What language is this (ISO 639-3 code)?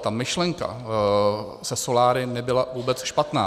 ces